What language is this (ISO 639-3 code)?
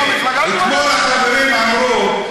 heb